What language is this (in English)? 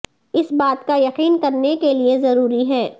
Urdu